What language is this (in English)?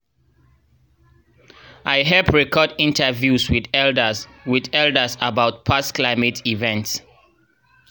Nigerian Pidgin